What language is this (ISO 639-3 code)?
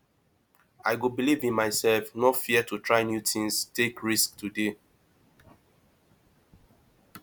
pcm